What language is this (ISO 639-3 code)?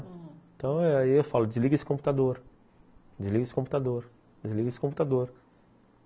por